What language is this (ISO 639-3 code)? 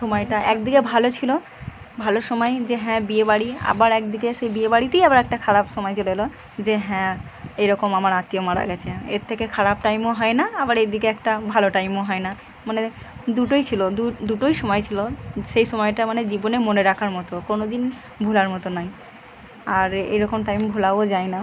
ben